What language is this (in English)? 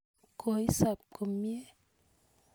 Kalenjin